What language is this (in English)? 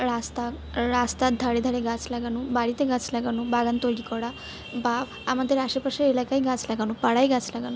Bangla